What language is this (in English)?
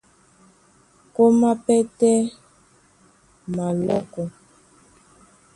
Duala